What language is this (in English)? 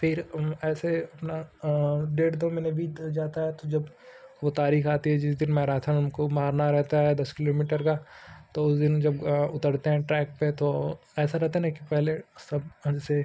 Hindi